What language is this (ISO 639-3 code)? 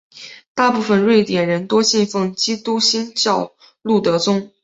zho